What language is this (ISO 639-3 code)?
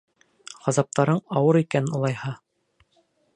bak